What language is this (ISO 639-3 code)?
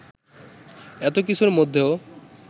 ben